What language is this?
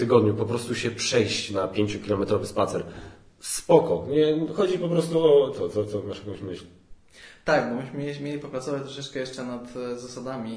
Polish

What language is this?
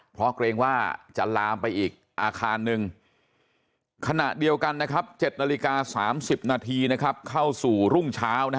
Thai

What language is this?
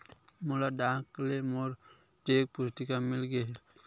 Chhattisgarhi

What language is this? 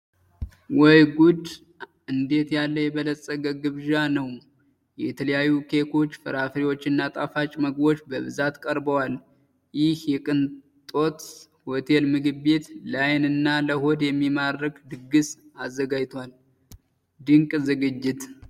Amharic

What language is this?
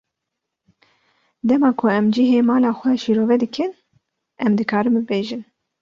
Kurdish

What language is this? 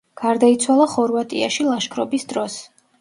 Georgian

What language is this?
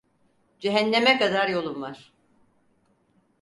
Turkish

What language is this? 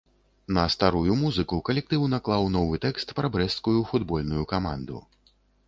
Belarusian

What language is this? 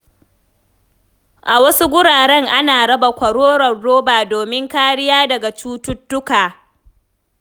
Hausa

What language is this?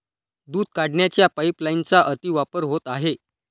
Marathi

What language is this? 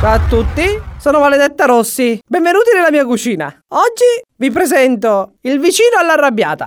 Italian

